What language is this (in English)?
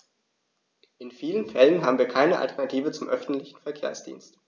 German